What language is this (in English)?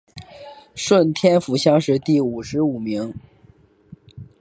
Chinese